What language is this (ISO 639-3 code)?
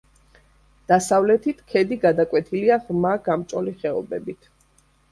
kat